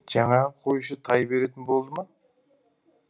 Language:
Kazakh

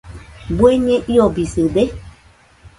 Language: Nüpode Huitoto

